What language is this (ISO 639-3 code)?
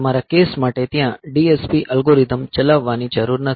guj